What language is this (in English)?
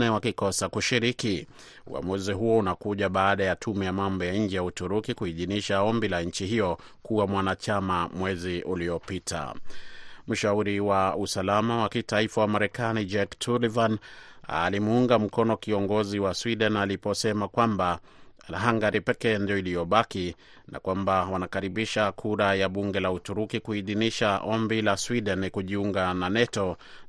Swahili